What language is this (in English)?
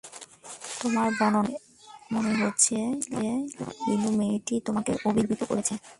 Bangla